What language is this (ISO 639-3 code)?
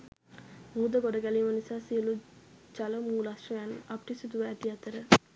sin